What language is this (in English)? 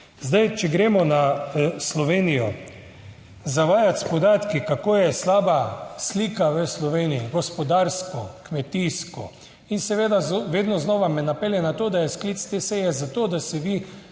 Slovenian